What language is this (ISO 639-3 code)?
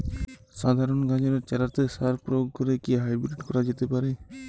ben